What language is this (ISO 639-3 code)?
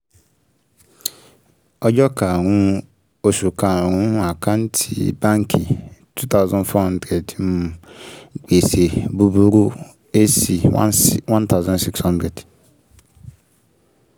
yor